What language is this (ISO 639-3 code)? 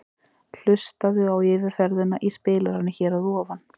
isl